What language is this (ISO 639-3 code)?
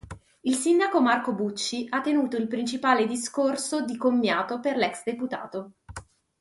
ita